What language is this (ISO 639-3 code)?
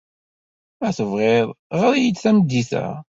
kab